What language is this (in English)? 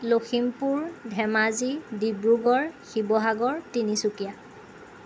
Assamese